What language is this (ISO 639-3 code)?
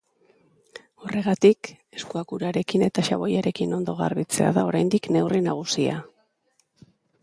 eus